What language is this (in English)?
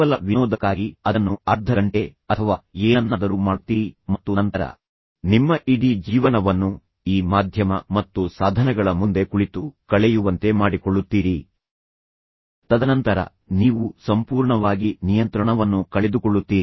Kannada